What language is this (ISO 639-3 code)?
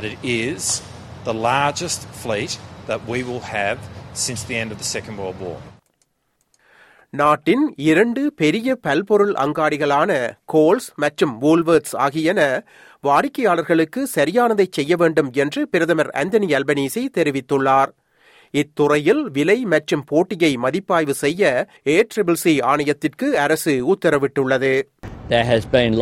tam